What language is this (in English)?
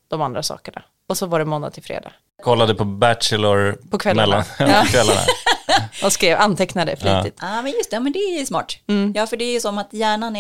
Swedish